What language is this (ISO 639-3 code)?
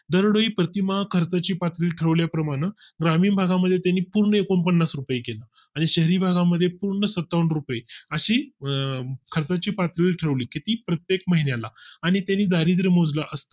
mar